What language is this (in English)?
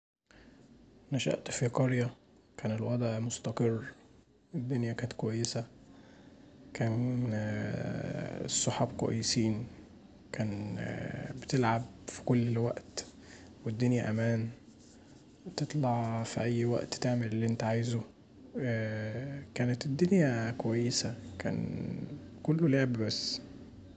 Egyptian Arabic